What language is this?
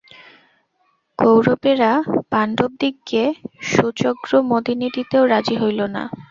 Bangla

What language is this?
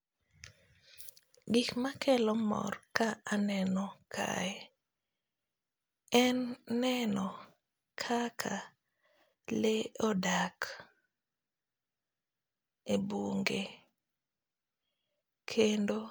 Luo (Kenya and Tanzania)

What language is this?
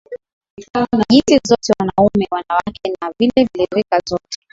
Swahili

